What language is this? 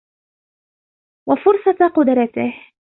Arabic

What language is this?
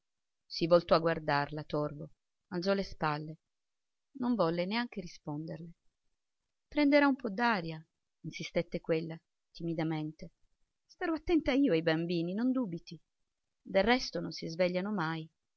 Italian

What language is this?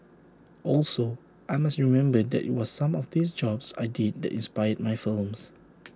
English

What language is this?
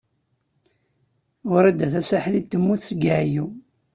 Kabyle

